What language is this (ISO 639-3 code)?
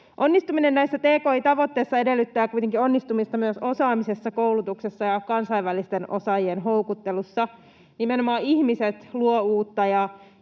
fin